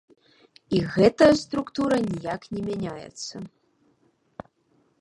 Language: Belarusian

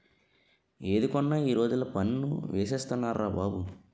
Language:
Telugu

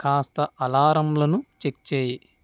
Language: Telugu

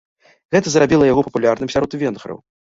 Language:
Belarusian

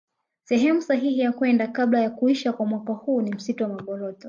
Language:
Swahili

